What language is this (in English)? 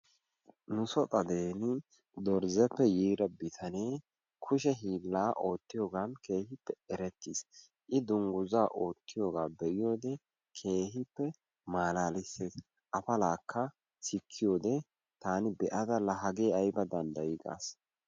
Wolaytta